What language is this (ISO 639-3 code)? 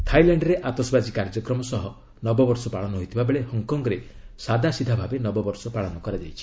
ori